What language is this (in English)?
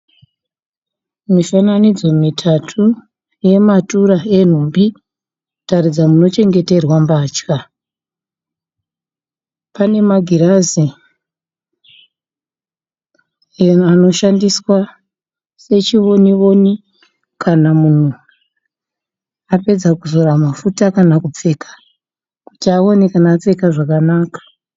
Shona